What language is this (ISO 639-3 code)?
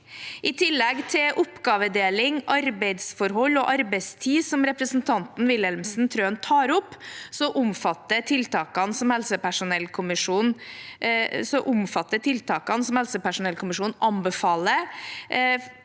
nor